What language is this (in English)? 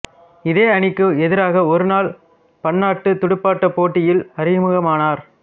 Tamil